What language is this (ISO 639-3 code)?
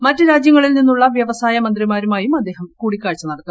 mal